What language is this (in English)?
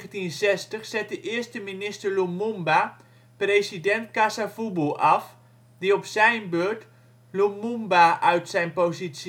Dutch